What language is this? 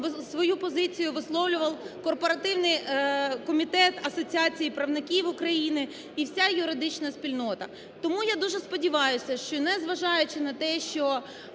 Ukrainian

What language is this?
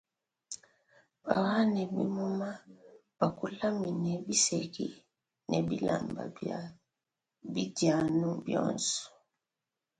Luba-Lulua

